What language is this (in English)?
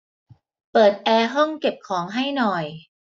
Thai